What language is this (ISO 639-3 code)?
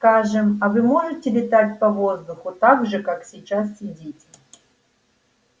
rus